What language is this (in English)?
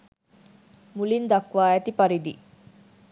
Sinhala